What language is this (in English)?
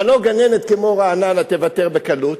Hebrew